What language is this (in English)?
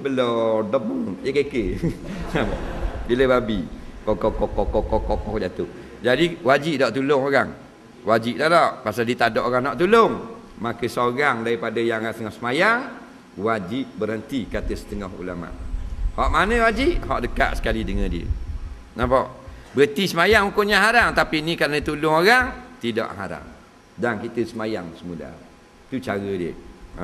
Malay